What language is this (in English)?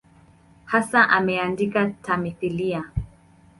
Swahili